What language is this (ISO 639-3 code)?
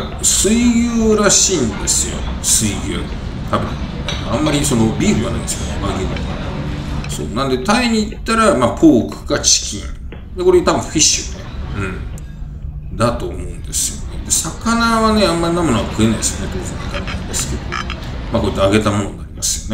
jpn